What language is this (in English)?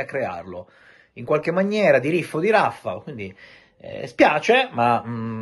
Italian